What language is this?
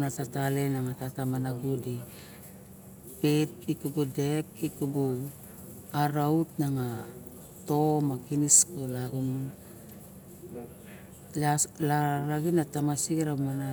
Barok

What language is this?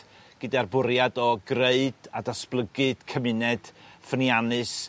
Welsh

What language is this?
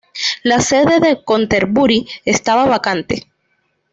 Spanish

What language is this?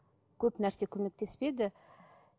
Kazakh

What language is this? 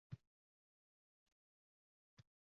Uzbek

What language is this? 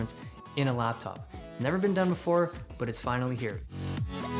Indonesian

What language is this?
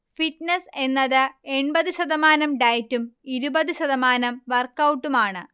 Malayalam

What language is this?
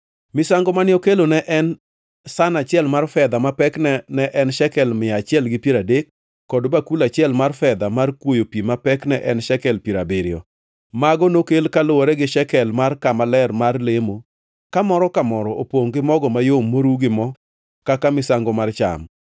Luo (Kenya and Tanzania)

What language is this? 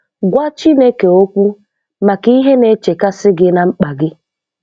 Igbo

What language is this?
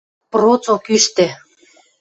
Western Mari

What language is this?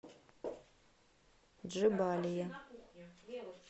Russian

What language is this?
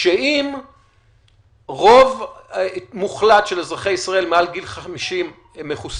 Hebrew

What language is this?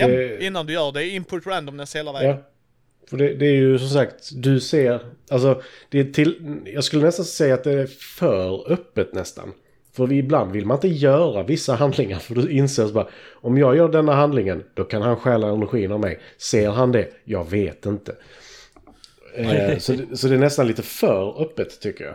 Swedish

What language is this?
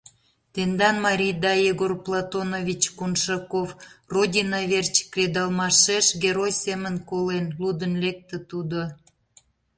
Mari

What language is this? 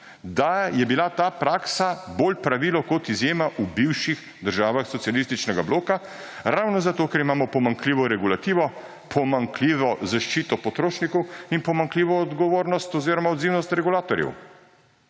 Slovenian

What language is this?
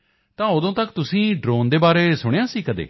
Punjabi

